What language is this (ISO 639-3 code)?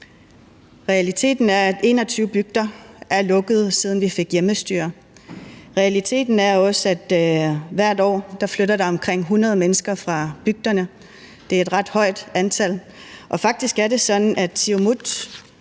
dan